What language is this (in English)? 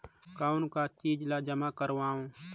Chhattisgarhi